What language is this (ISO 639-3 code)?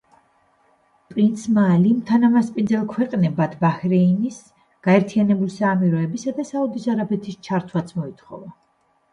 kat